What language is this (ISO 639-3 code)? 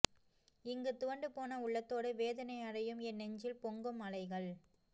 tam